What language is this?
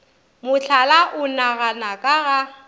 Northern Sotho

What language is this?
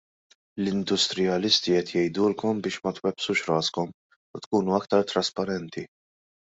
Maltese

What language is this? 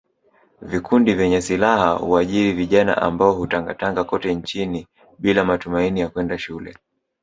Swahili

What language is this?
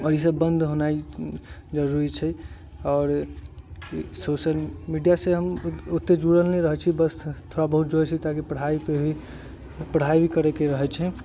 Maithili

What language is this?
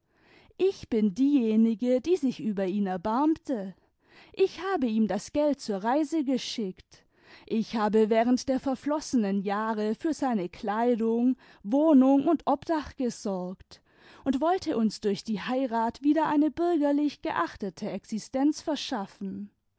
German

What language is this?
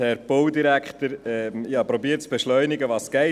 Swiss German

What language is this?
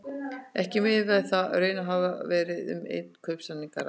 Icelandic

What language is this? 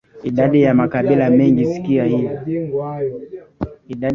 Swahili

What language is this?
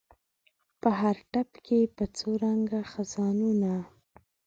Pashto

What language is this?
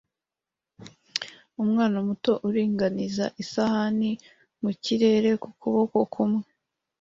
Kinyarwanda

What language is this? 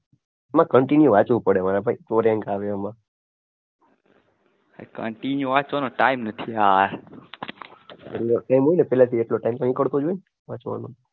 Gujarati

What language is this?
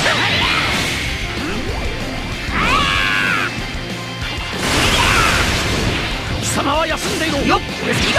Japanese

